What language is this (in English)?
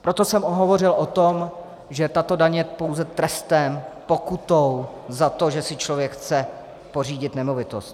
Czech